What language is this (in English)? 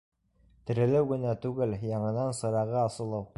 Bashkir